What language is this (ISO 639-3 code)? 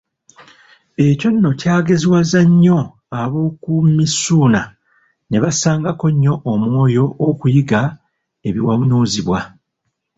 lug